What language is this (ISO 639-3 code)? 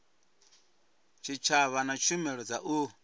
ven